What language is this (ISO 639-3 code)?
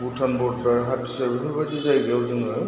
brx